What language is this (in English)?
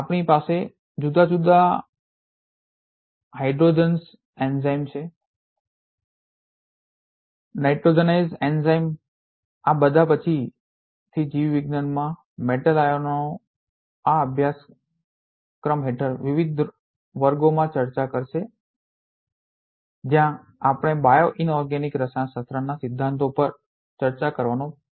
Gujarati